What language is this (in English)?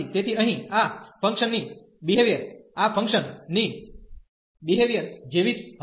Gujarati